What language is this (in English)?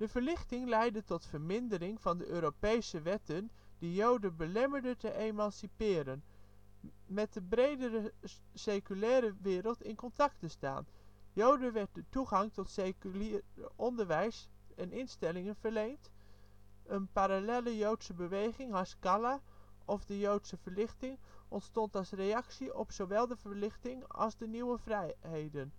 Dutch